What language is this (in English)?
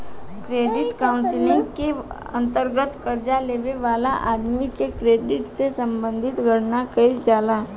Bhojpuri